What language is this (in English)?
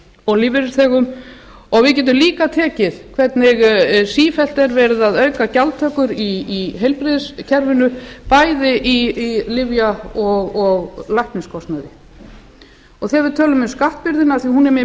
Icelandic